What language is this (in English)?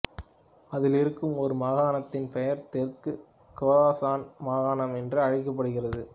Tamil